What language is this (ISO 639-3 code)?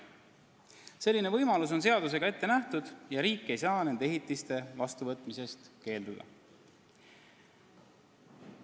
est